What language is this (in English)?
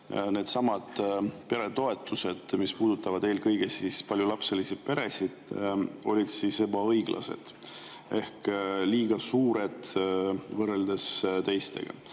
Estonian